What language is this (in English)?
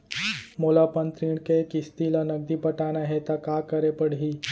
Chhattisgarhi